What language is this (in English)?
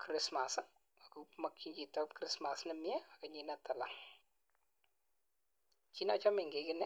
Kalenjin